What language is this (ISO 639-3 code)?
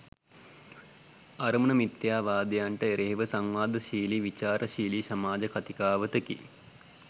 sin